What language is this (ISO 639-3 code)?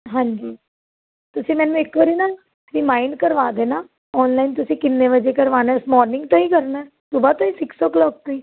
pan